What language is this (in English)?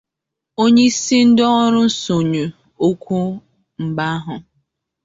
Igbo